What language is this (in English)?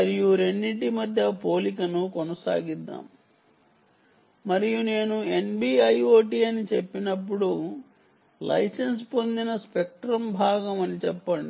Telugu